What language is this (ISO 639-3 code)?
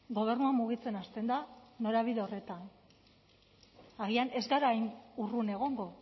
eus